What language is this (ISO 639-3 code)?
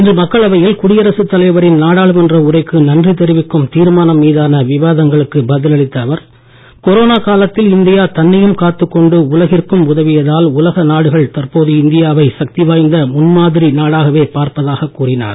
tam